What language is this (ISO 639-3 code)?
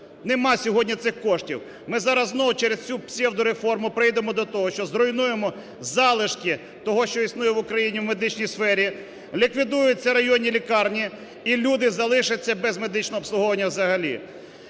ukr